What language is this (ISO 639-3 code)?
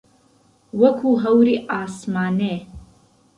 ckb